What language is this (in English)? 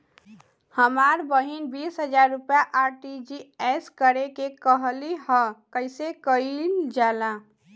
Bhojpuri